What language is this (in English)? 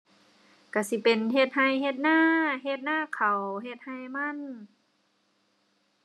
Thai